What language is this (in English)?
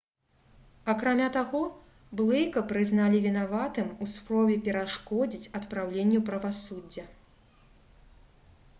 Belarusian